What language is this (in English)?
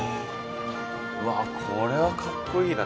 Japanese